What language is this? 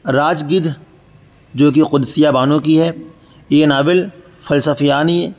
Urdu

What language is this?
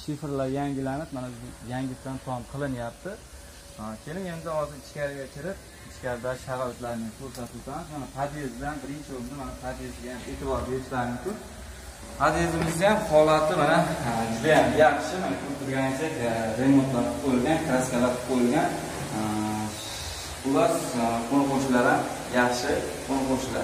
Turkish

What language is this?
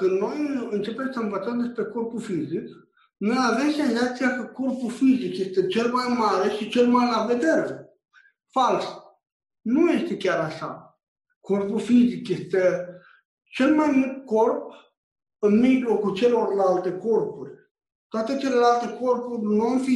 Romanian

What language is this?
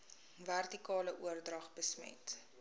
Afrikaans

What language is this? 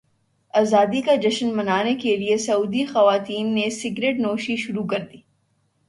Urdu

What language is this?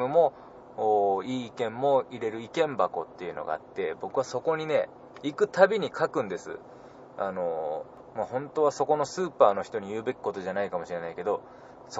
Japanese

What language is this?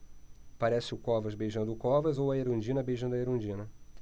Portuguese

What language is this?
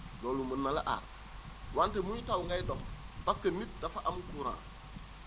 Wolof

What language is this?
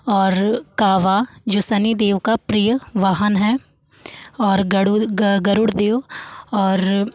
Hindi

